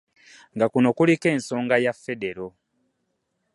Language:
Ganda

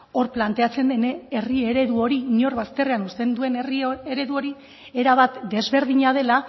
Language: Basque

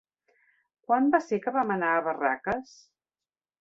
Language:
Catalan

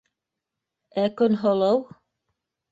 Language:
Bashkir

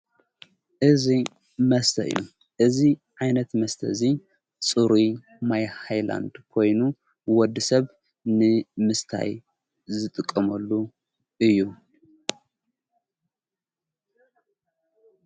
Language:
Tigrinya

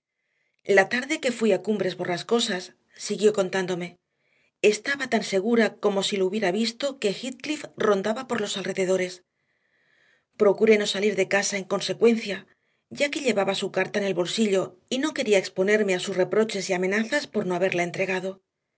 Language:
Spanish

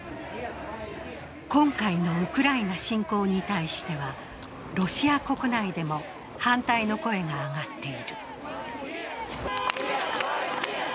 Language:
Japanese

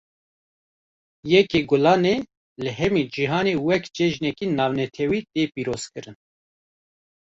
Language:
Kurdish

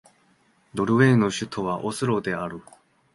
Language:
Japanese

